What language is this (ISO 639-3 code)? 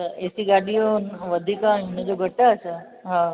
snd